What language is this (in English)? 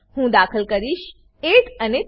Gujarati